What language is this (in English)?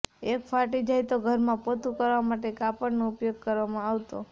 Gujarati